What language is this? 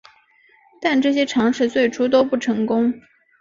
Chinese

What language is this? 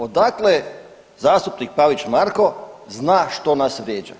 Croatian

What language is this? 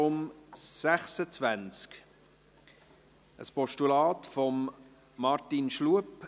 Swiss German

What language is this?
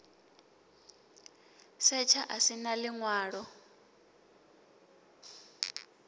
Venda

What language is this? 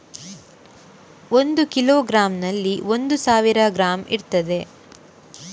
Kannada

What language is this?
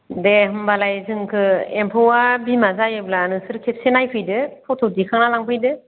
Bodo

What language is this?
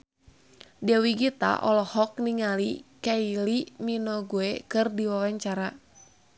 Sundanese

